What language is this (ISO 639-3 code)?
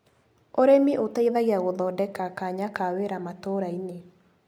kik